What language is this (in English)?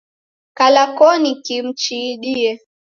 Taita